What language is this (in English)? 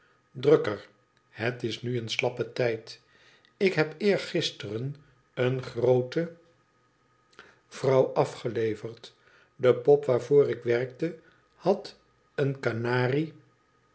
Dutch